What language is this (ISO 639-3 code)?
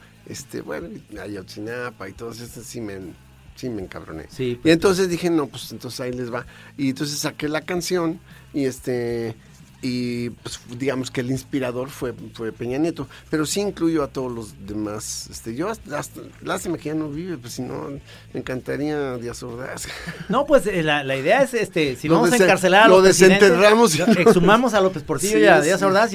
spa